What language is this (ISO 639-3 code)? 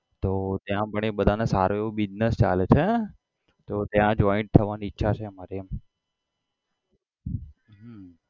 guj